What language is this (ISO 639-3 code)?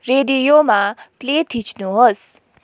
nep